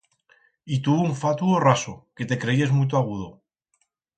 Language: Aragonese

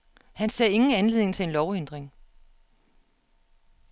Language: Danish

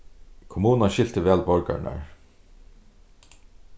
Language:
Faroese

